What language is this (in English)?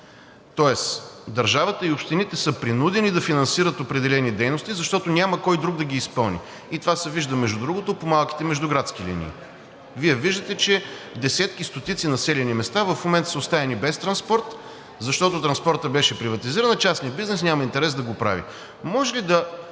Bulgarian